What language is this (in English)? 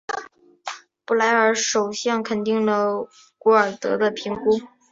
Chinese